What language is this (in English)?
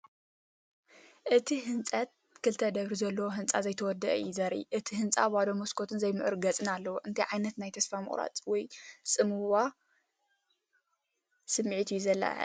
Tigrinya